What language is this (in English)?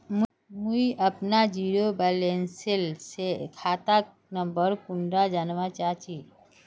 Magahi